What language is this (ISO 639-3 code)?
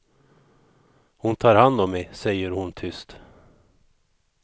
swe